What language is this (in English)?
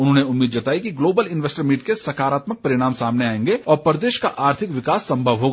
Hindi